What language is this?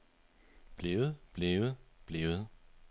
Danish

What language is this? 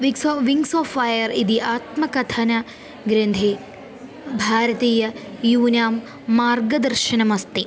Sanskrit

